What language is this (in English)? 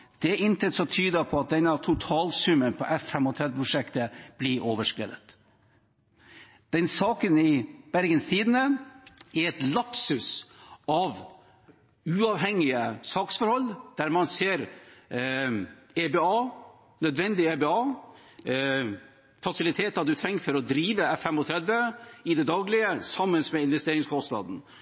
Norwegian Bokmål